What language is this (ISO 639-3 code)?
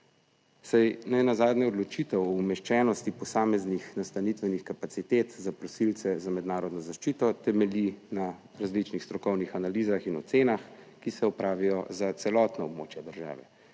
slv